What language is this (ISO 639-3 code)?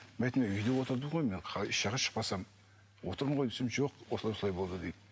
kaz